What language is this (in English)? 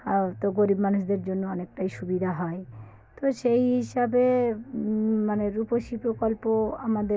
Bangla